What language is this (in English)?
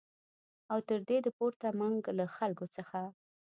Pashto